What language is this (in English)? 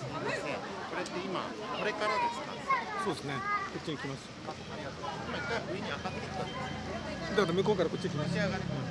Japanese